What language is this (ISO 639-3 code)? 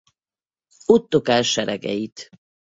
hun